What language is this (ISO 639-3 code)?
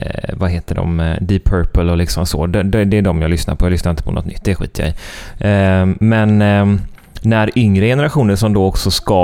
swe